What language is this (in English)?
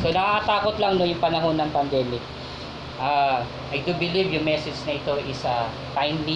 Filipino